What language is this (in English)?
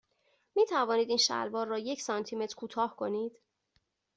Persian